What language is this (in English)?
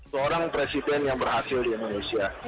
Indonesian